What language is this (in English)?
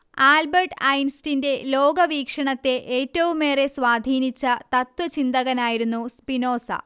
Malayalam